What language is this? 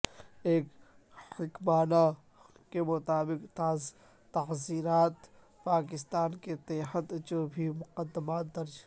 Urdu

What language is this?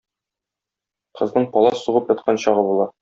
Tatar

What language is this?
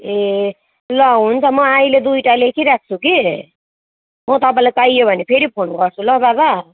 Nepali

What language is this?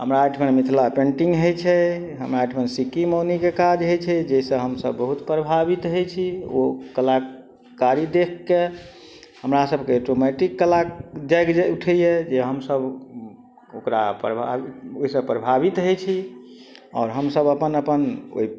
Maithili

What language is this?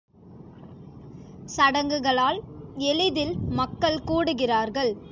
Tamil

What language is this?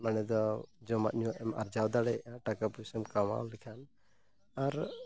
Santali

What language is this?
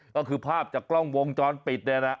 Thai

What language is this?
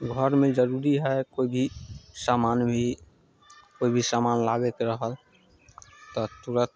Maithili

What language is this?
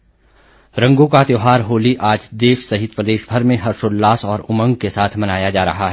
Hindi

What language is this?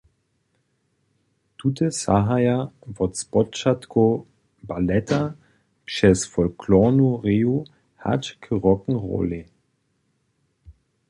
Upper Sorbian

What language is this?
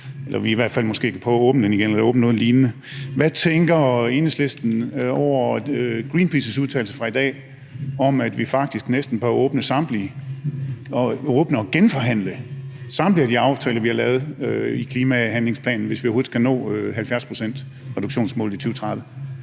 Danish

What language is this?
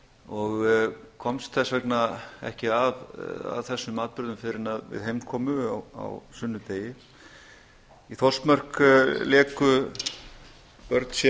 Icelandic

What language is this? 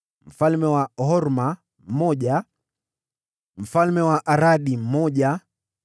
Swahili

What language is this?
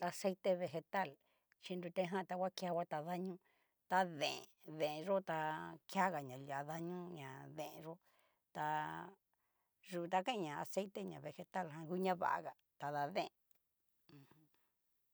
Cacaloxtepec Mixtec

